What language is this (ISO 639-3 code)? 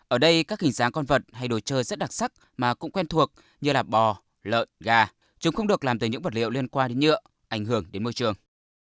vie